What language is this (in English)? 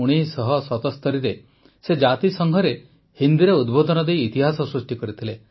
Odia